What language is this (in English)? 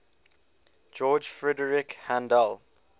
English